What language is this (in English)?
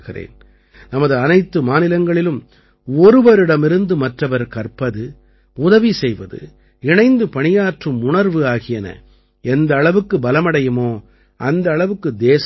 Tamil